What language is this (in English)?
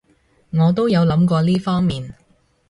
Cantonese